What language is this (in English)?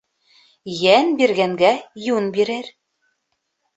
Bashkir